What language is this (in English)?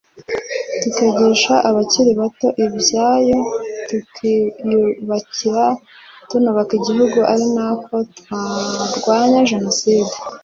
Kinyarwanda